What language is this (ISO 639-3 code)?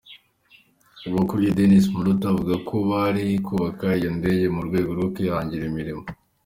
kin